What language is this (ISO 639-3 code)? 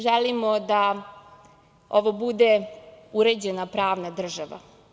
srp